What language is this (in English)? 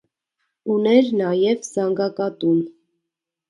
Armenian